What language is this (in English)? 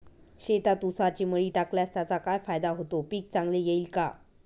Marathi